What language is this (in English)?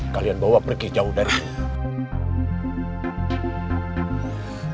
Indonesian